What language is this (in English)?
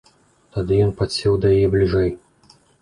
Belarusian